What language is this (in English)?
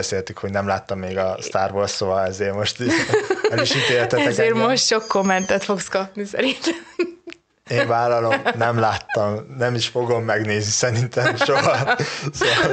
Hungarian